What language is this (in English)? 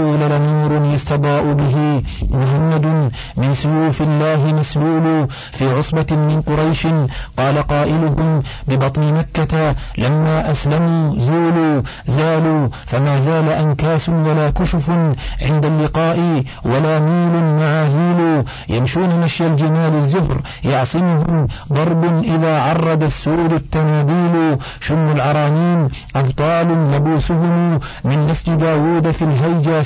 Arabic